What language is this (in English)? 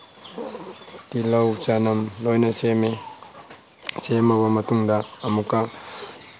Manipuri